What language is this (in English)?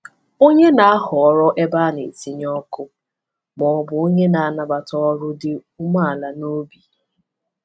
Igbo